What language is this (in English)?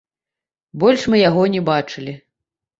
Belarusian